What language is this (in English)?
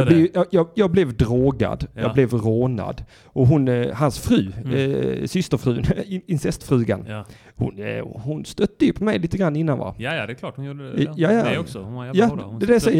Swedish